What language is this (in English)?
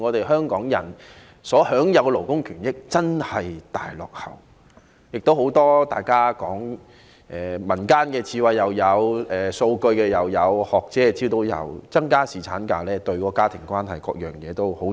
Cantonese